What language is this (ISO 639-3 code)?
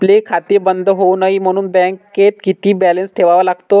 mar